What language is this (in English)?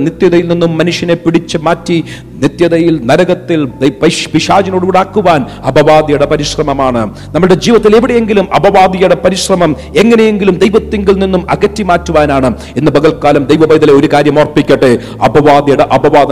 Malayalam